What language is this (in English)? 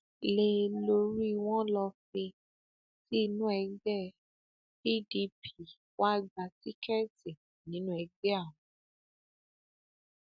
Yoruba